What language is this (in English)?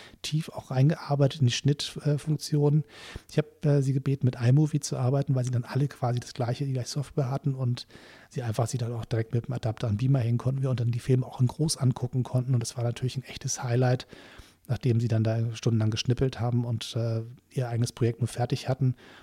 German